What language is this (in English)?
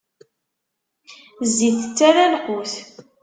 Kabyle